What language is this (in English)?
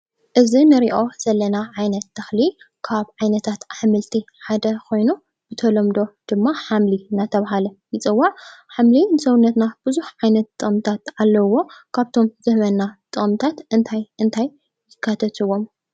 Tigrinya